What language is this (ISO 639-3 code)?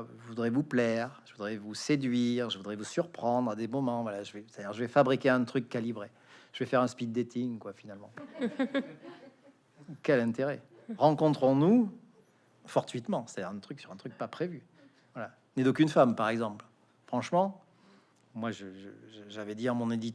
fra